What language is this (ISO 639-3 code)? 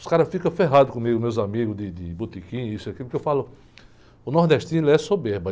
por